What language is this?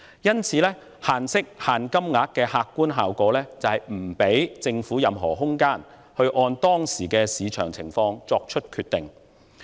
Cantonese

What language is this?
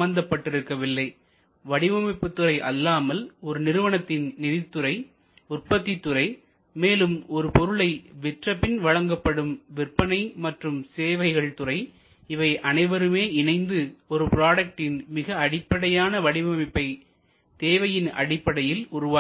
Tamil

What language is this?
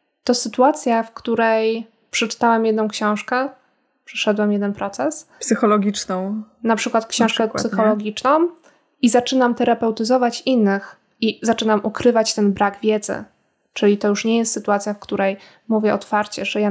Polish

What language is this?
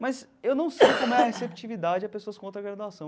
Portuguese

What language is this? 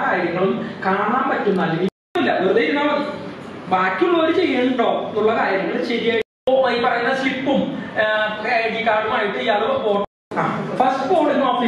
Romanian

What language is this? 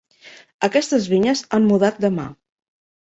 Catalan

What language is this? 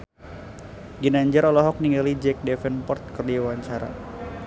Sundanese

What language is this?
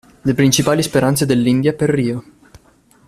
Italian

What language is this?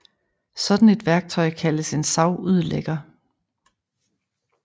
Danish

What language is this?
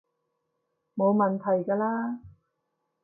Cantonese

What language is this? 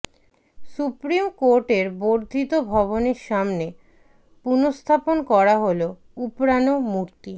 Bangla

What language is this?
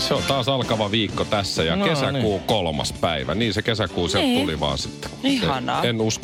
Finnish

